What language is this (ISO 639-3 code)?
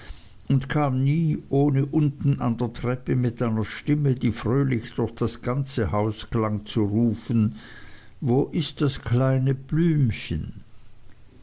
deu